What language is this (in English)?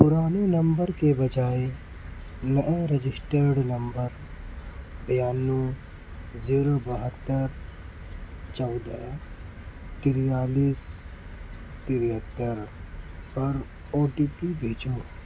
Urdu